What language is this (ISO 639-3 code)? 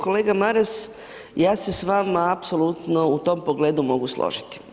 hrv